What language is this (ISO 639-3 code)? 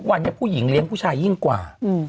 tha